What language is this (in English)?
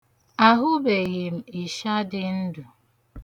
Igbo